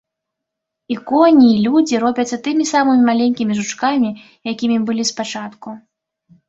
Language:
Belarusian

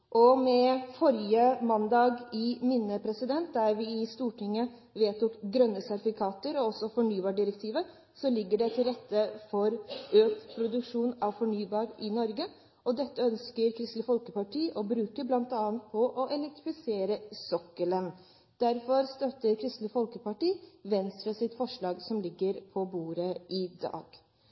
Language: Norwegian Bokmål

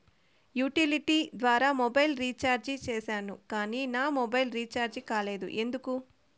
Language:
Telugu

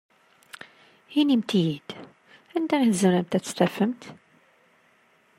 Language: Kabyle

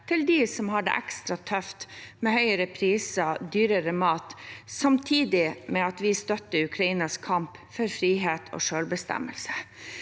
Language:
Norwegian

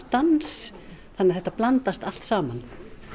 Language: Icelandic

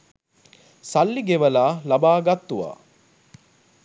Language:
Sinhala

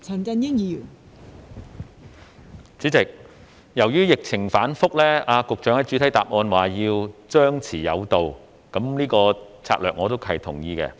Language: Cantonese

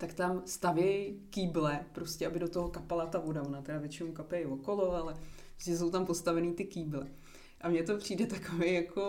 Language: Czech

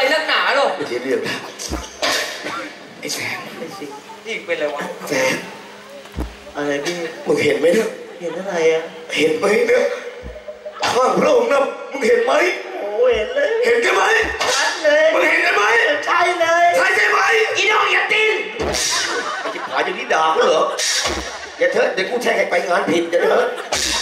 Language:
Thai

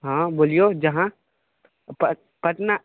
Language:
Maithili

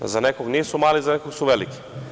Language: Serbian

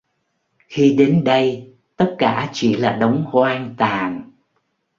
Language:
Vietnamese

